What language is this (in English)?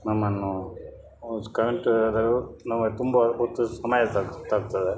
Kannada